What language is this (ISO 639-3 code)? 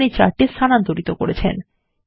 ben